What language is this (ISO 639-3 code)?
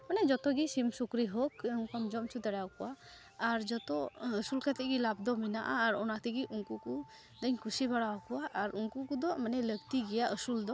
sat